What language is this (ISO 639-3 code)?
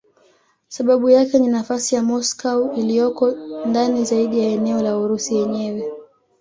swa